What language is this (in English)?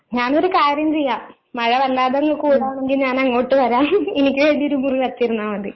Malayalam